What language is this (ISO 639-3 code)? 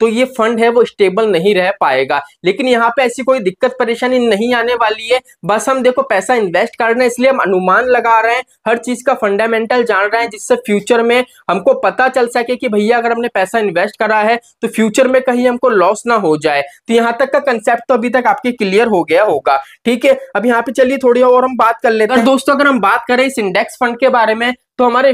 hin